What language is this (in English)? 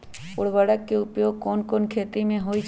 Magahi